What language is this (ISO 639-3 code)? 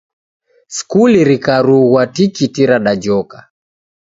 dav